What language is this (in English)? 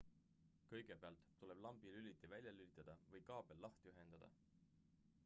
Estonian